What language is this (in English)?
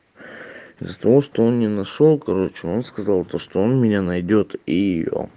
Russian